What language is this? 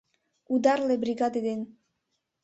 Mari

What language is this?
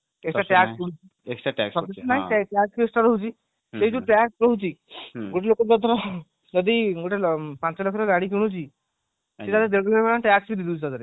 Odia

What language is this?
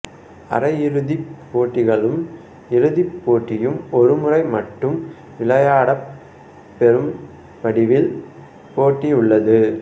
Tamil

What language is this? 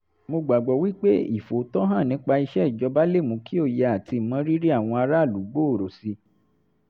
Yoruba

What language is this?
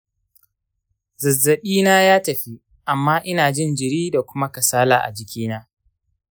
Hausa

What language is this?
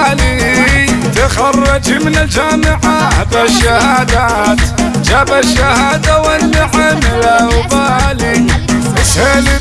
Arabic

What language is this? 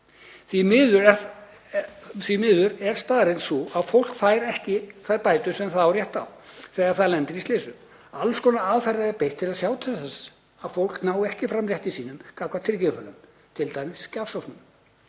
Icelandic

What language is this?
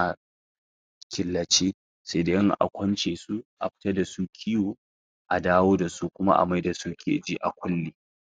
Hausa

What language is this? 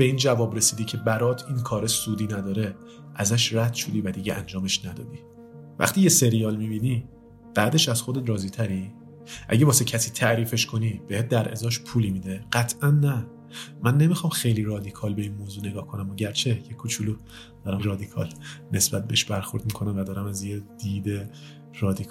Persian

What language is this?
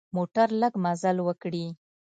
Pashto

